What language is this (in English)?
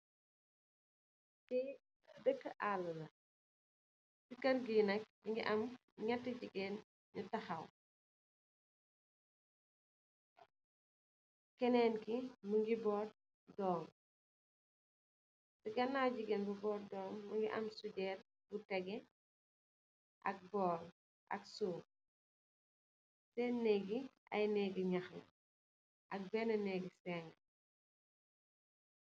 Wolof